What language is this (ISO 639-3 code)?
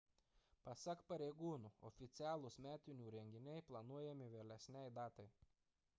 lit